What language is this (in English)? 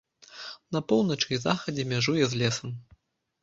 Belarusian